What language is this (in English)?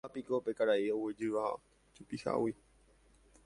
Guarani